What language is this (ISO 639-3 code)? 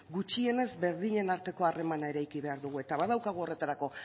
eus